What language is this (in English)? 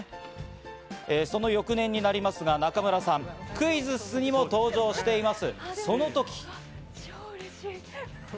Japanese